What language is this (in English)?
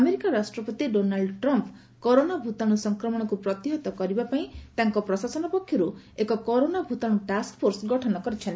Odia